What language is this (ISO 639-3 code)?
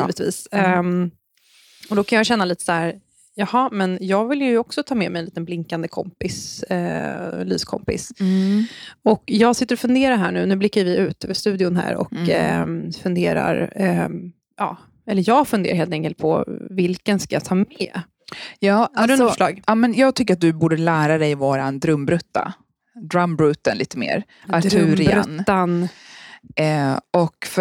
swe